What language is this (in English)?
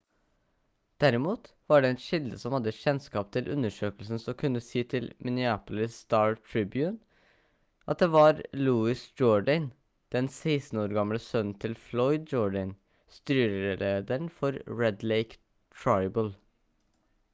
Norwegian Bokmål